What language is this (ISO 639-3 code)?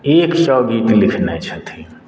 mai